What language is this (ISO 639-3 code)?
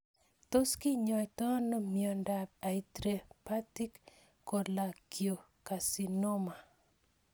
kln